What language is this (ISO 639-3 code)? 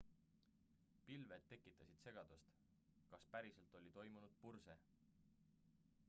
est